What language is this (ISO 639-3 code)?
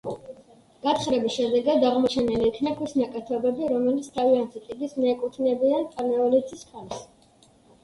kat